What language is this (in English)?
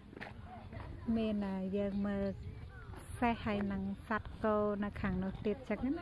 Thai